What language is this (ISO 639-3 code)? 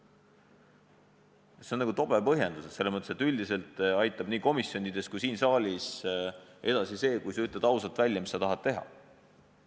est